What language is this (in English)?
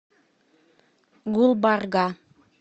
Russian